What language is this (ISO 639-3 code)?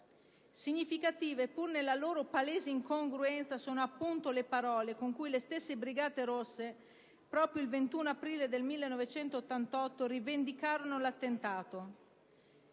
ita